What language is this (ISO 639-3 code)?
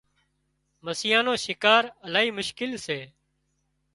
kxp